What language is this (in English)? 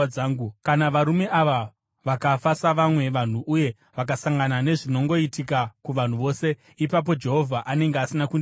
Shona